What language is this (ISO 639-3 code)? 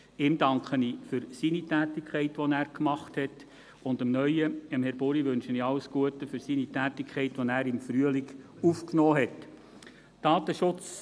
gsw